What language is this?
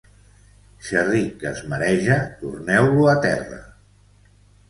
Catalan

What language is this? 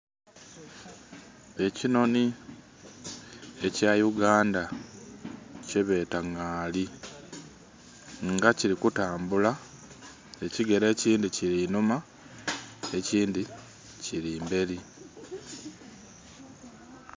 Soga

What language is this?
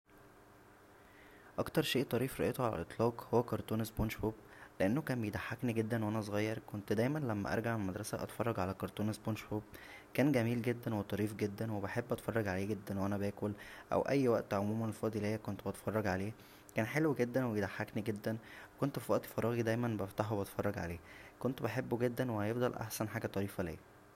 Egyptian Arabic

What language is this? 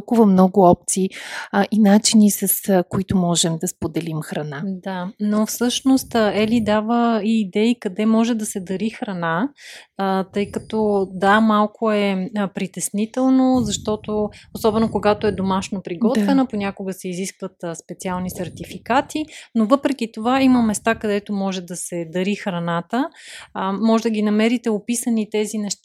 Bulgarian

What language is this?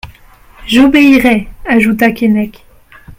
French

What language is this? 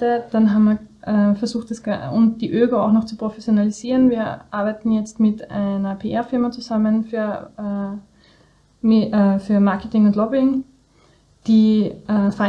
German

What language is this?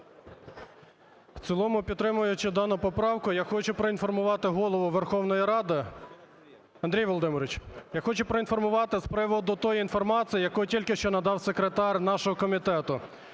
Ukrainian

